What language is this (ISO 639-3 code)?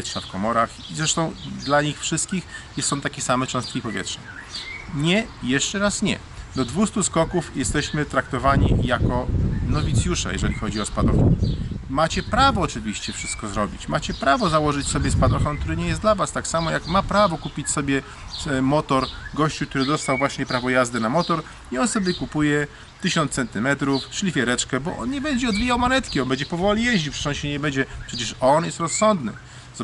pol